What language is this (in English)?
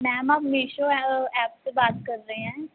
Punjabi